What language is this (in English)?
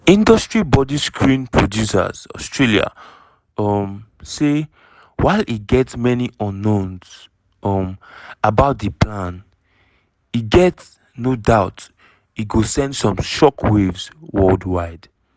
Nigerian Pidgin